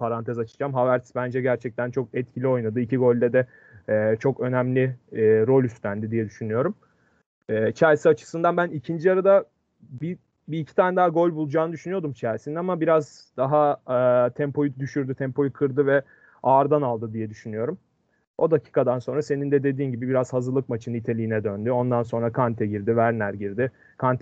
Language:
Turkish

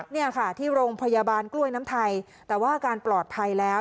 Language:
Thai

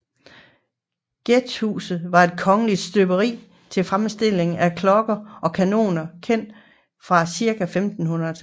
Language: Danish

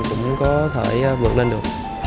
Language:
Vietnamese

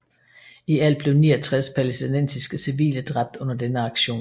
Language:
Danish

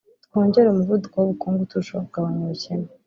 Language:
Kinyarwanda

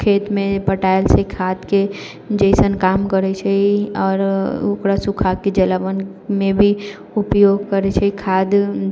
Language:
Maithili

